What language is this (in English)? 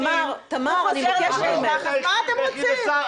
Hebrew